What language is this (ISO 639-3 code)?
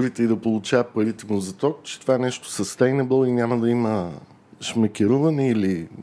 bul